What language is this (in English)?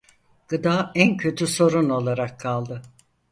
Turkish